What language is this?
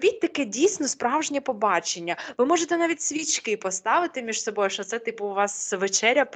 Ukrainian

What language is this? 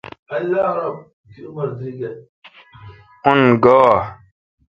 Kalkoti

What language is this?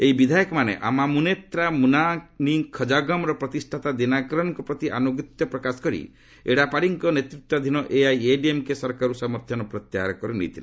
Odia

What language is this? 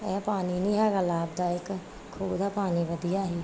Punjabi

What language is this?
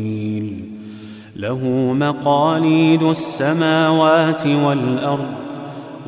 Arabic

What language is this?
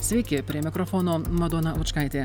Lithuanian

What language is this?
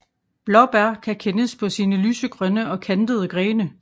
Danish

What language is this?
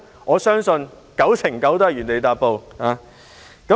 Cantonese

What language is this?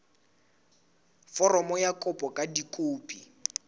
Southern Sotho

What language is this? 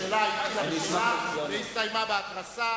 Hebrew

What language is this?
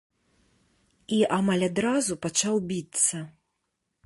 Belarusian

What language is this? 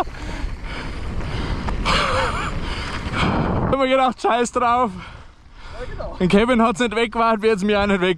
German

